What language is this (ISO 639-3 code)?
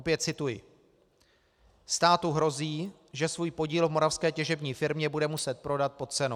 ces